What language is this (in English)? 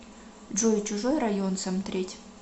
Russian